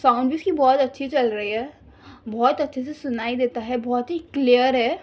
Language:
Urdu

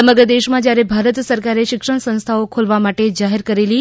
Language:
Gujarati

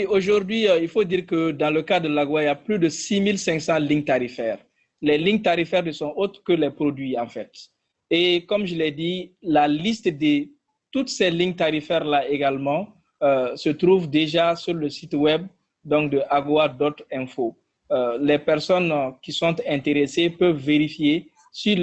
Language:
French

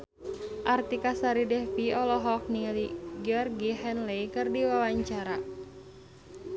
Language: Sundanese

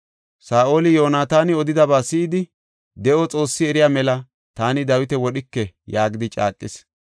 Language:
Gofa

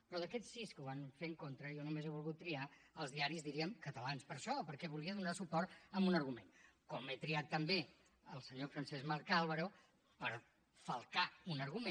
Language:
Catalan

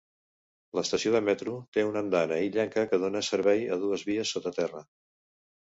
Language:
Catalan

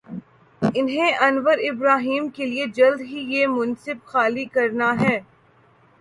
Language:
Urdu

